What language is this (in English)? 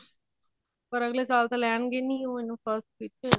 Punjabi